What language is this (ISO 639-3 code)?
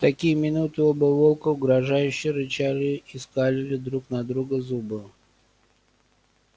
rus